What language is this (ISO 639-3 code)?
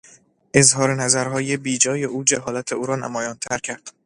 fas